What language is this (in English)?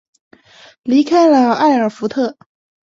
Chinese